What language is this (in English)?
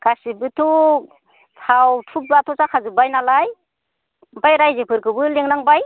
Bodo